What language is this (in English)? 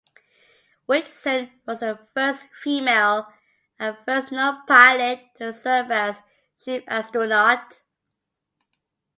English